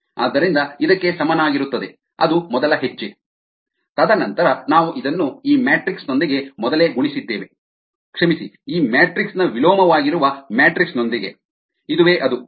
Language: Kannada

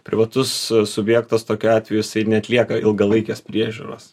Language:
Lithuanian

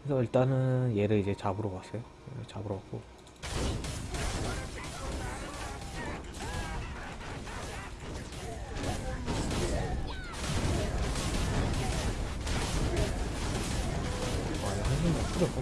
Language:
Korean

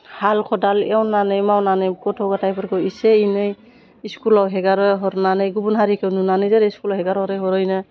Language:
Bodo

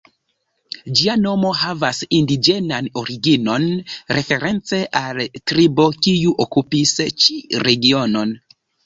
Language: Esperanto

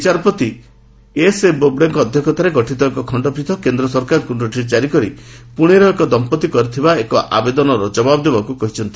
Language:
Odia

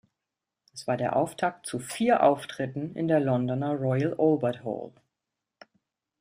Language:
German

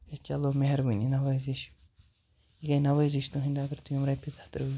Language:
Kashmiri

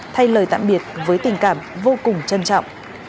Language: Vietnamese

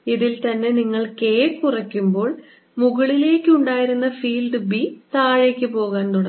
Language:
Malayalam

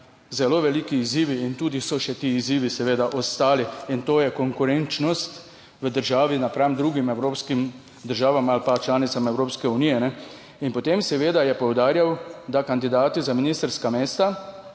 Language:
Slovenian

